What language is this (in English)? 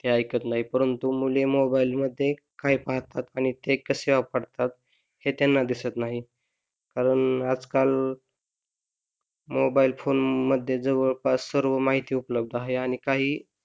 Marathi